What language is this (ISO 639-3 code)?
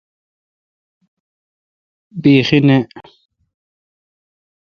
xka